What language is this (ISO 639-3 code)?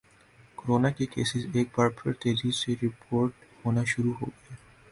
urd